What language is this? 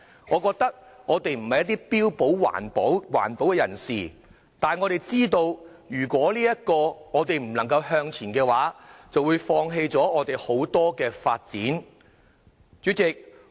Cantonese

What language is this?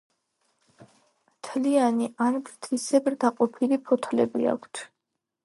Georgian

